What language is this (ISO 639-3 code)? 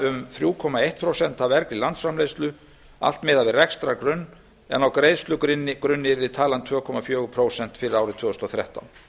isl